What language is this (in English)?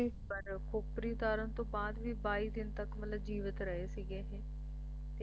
Punjabi